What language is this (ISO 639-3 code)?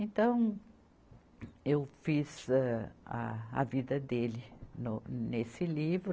por